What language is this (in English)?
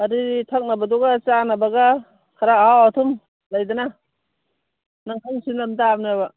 Manipuri